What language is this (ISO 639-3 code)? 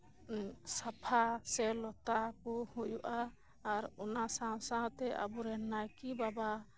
sat